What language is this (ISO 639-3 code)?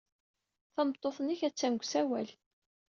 kab